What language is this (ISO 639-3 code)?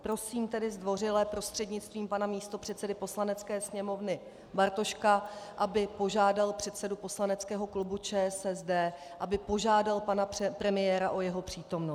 ces